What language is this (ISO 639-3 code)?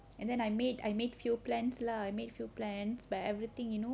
eng